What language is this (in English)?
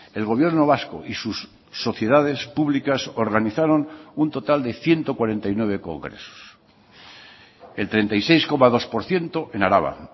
Spanish